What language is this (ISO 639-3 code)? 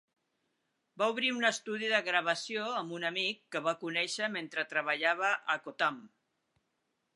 cat